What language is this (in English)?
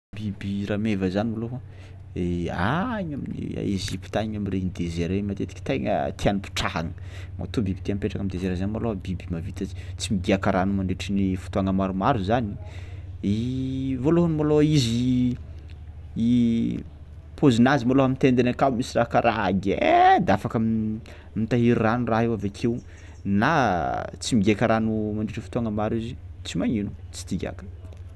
Tsimihety Malagasy